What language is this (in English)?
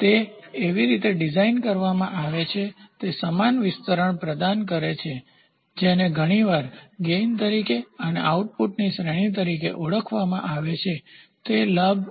Gujarati